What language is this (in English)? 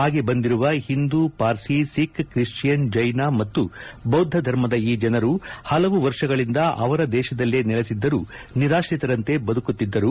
Kannada